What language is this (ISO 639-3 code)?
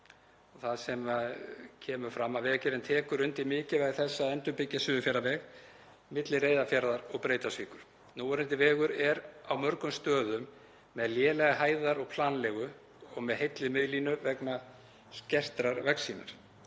isl